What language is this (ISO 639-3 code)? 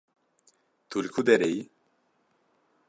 kur